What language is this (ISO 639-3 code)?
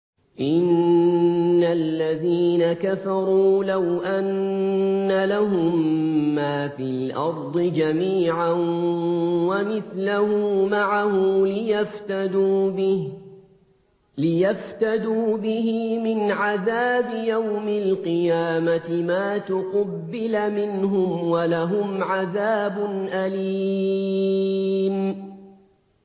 ara